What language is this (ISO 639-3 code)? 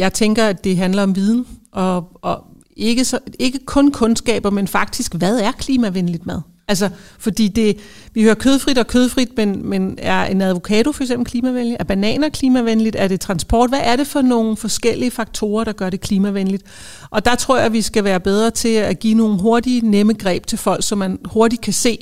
dan